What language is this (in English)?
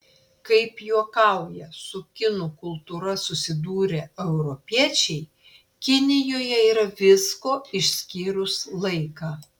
Lithuanian